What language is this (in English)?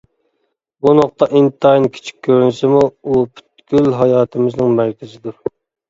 Uyghur